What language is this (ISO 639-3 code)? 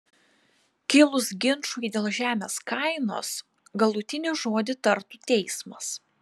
lit